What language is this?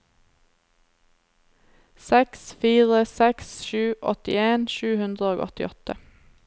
Norwegian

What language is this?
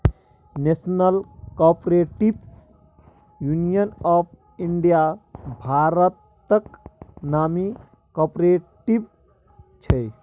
Maithili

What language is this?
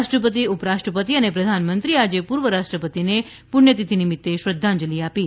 Gujarati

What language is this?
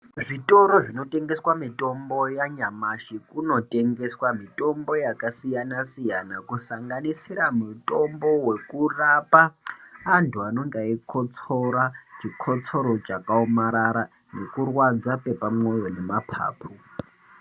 Ndau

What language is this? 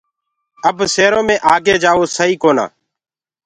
Gurgula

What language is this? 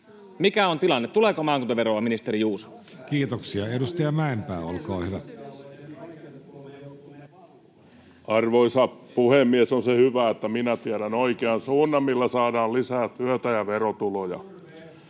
Finnish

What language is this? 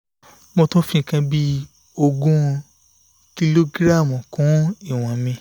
Yoruba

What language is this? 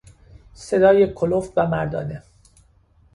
Persian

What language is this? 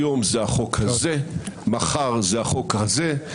Hebrew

